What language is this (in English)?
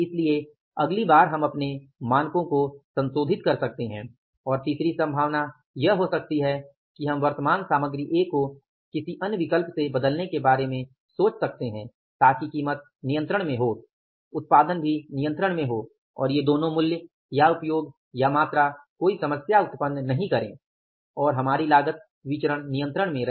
Hindi